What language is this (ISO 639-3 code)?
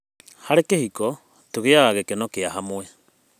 kik